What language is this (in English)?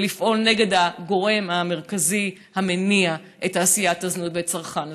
Hebrew